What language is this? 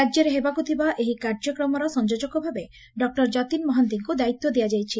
Odia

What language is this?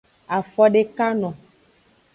Aja (Benin)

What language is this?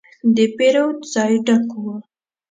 Pashto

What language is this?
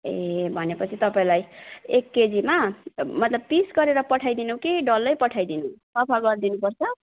Nepali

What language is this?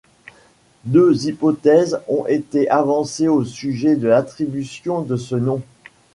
French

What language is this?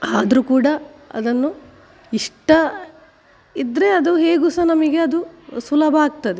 Kannada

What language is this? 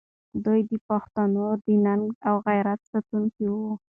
Pashto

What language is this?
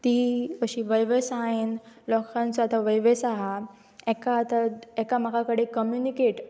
Konkani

